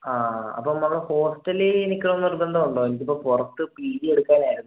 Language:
Malayalam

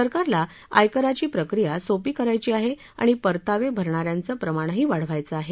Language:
Marathi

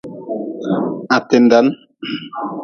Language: Nawdm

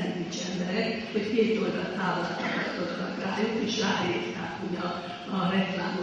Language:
Hungarian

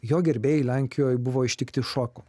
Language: Lithuanian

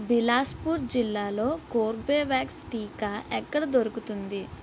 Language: Telugu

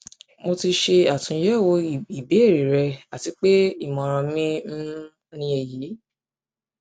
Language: Yoruba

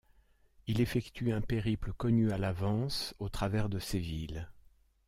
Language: French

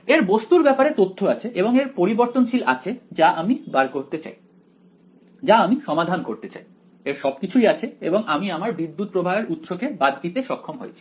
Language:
Bangla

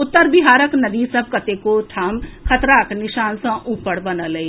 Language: Maithili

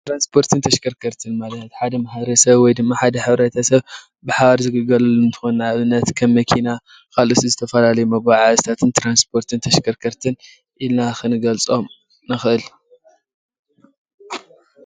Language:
Tigrinya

